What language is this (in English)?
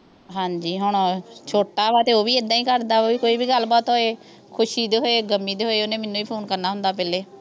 Punjabi